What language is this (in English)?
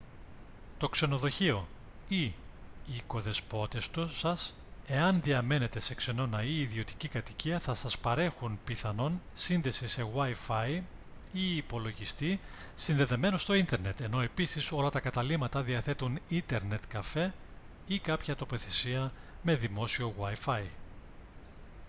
Greek